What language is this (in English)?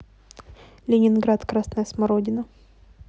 Russian